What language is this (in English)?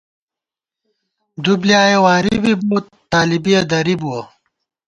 Gawar-Bati